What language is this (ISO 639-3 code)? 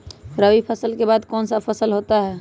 mag